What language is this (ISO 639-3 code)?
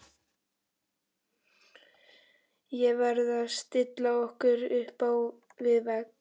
isl